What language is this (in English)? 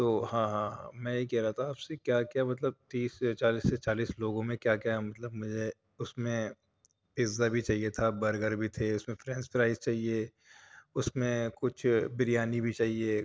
Urdu